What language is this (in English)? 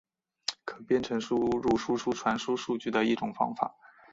Chinese